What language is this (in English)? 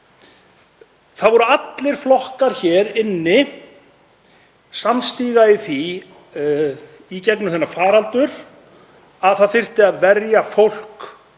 Icelandic